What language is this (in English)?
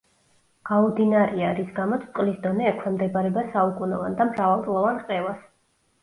Georgian